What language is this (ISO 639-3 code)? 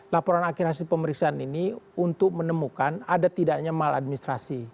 ind